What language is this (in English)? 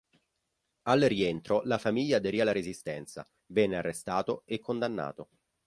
Italian